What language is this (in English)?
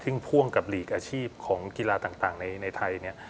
Thai